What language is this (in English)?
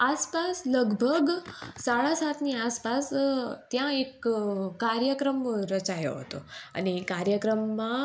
Gujarati